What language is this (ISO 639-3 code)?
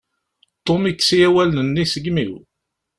kab